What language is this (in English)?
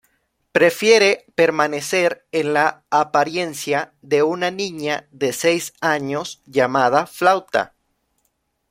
Spanish